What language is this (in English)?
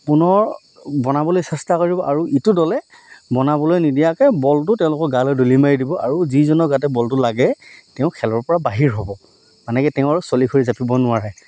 Assamese